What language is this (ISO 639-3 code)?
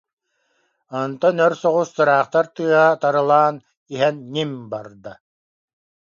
sah